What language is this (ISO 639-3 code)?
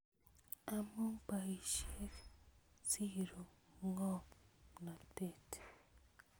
kln